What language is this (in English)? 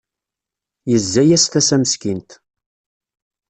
Kabyle